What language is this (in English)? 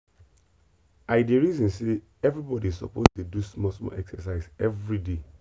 Nigerian Pidgin